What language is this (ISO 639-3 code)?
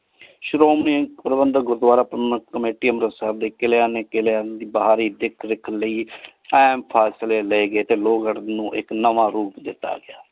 pan